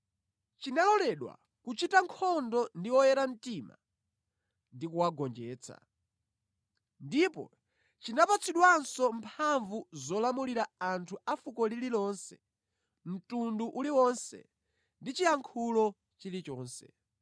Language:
Nyanja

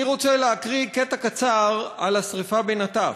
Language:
Hebrew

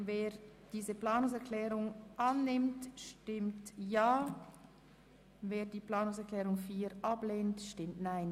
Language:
Swiss German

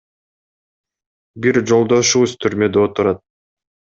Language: Kyrgyz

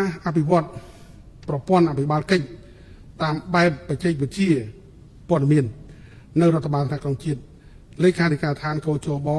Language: Thai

